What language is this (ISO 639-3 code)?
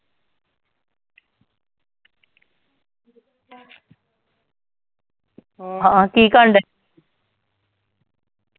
pan